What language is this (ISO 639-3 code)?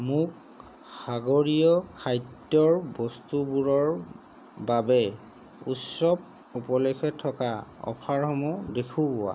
asm